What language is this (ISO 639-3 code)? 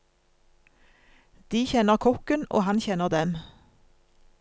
nor